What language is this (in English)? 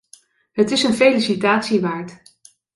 Dutch